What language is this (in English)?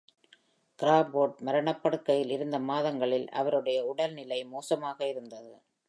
Tamil